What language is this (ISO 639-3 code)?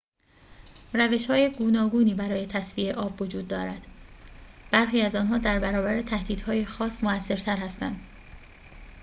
fas